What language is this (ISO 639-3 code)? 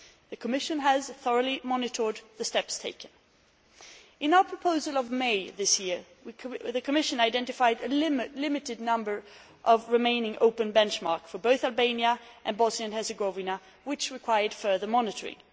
eng